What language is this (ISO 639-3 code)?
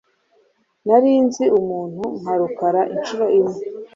kin